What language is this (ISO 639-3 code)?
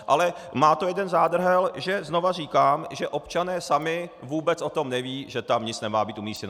ces